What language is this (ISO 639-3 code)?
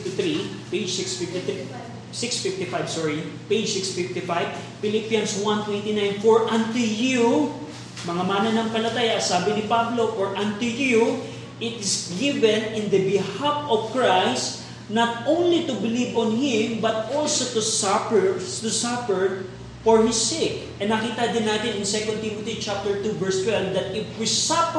fil